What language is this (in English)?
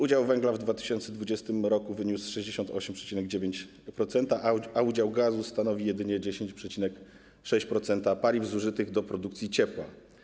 Polish